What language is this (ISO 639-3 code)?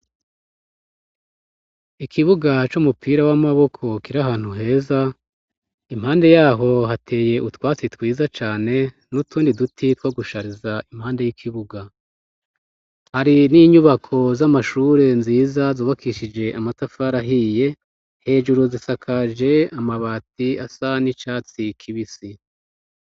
run